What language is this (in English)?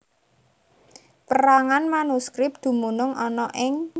Javanese